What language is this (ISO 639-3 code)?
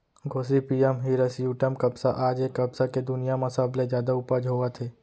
hne